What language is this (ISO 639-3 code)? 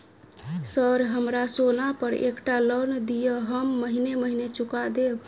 mai